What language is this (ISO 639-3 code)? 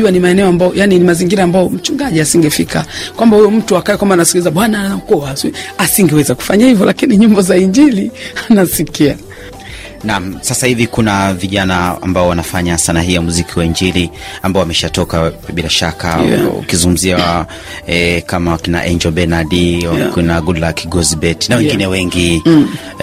swa